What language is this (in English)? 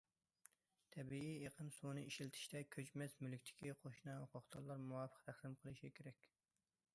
Uyghur